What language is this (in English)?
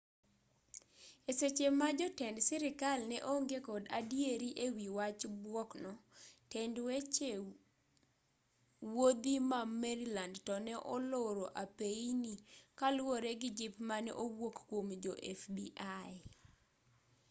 Luo (Kenya and Tanzania)